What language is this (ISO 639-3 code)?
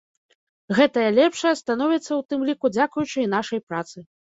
bel